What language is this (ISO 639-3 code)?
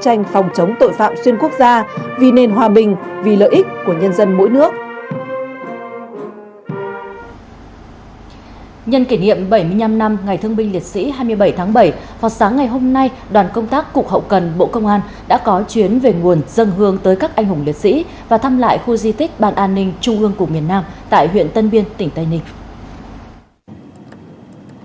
vie